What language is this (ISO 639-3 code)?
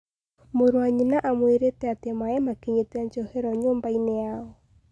kik